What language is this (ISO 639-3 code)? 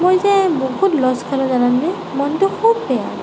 asm